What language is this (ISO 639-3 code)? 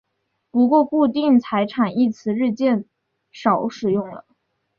zho